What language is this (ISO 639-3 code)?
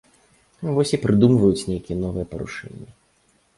bel